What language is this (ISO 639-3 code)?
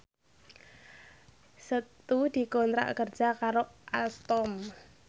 jav